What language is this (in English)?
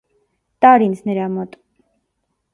Armenian